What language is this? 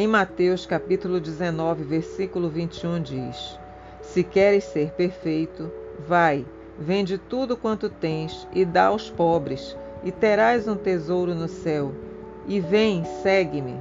Portuguese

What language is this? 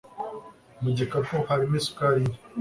Kinyarwanda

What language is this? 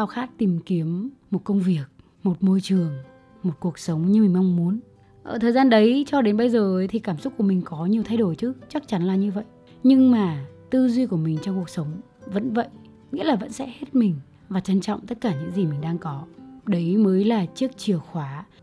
Vietnamese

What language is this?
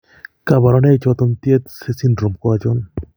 Kalenjin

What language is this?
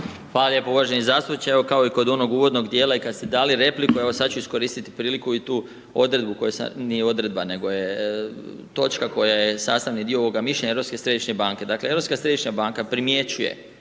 Croatian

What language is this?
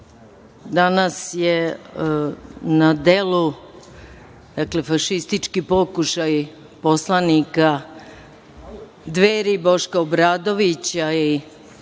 Serbian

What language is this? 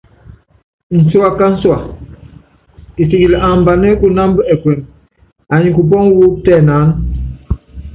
Yangben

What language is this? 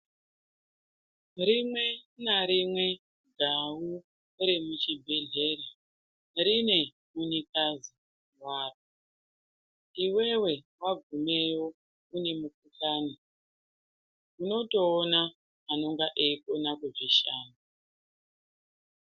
Ndau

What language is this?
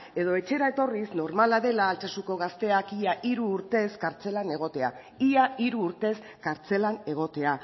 Basque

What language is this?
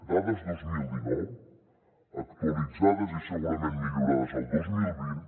Catalan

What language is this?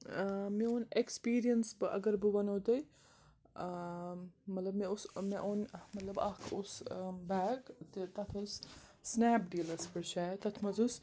Kashmiri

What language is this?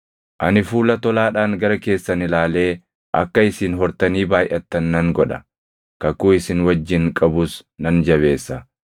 Oromo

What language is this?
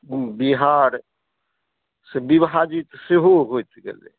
Maithili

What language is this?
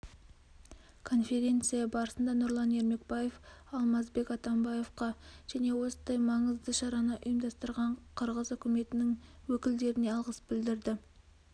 Kazakh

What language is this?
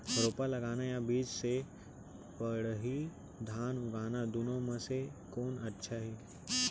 Chhattisgarhi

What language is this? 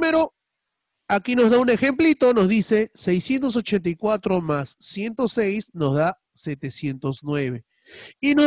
Spanish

